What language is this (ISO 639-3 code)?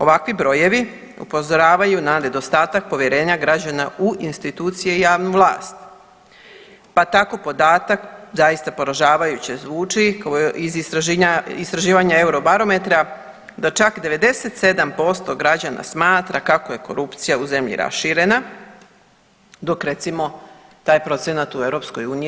hrv